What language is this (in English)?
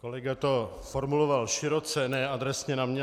Czech